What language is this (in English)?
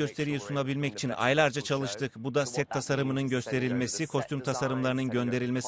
Turkish